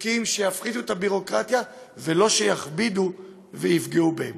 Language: Hebrew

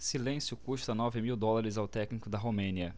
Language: Portuguese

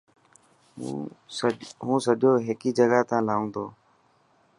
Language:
Dhatki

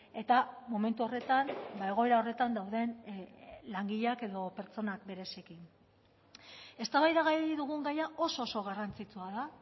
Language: Basque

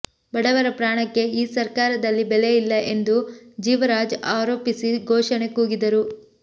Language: Kannada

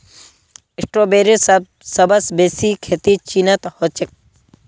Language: Magahi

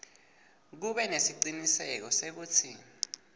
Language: Swati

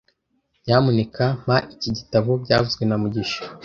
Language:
Kinyarwanda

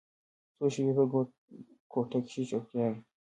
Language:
Pashto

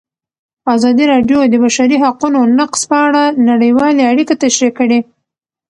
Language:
Pashto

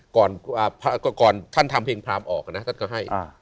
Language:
Thai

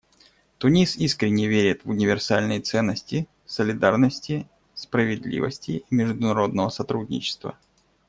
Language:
Russian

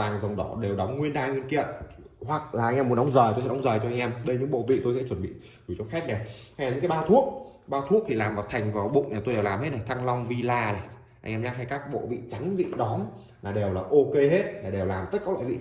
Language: Vietnamese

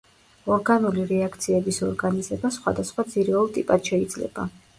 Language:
Georgian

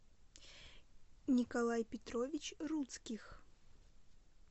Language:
Russian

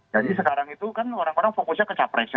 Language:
Indonesian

